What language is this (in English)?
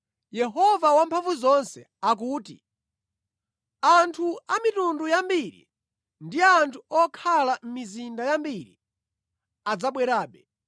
Nyanja